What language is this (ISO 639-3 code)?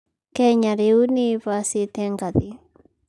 kik